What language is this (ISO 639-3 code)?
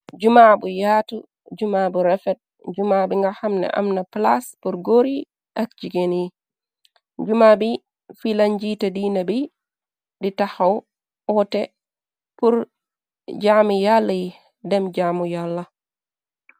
wol